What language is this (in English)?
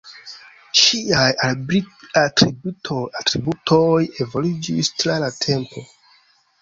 Esperanto